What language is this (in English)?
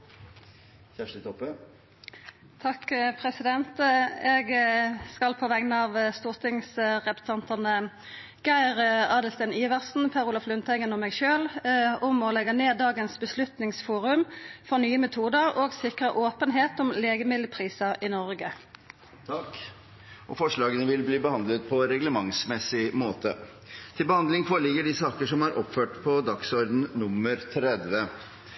Norwegian